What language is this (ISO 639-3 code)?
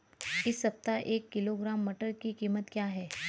hin